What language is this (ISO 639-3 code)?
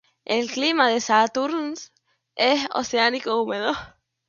spa